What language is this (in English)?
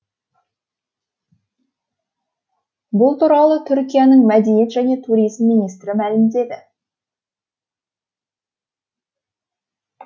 Kazakh